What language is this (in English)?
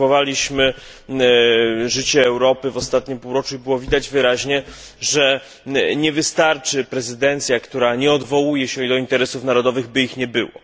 Polish